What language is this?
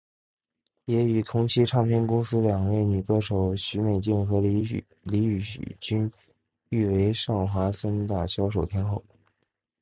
Chinese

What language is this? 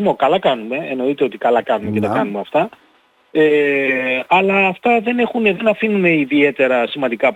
Greek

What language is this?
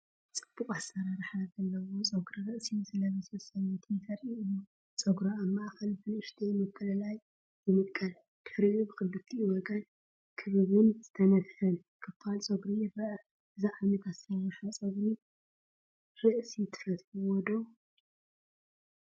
Tigrinya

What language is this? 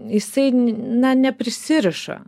Lithuanian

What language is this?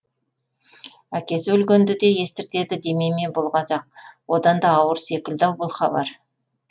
Kazakh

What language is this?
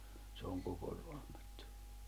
Finnish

